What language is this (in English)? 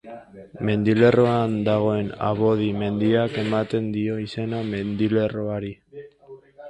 Basque